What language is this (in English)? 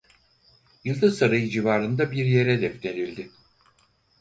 Turkish